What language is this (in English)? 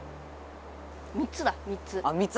Japanese